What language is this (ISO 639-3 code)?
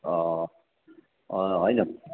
nep